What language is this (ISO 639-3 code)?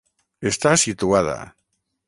cat